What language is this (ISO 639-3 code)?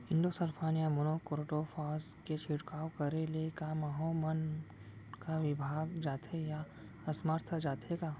hne